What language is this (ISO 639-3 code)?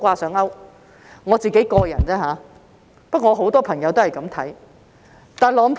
yue